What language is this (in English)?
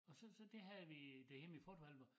Danish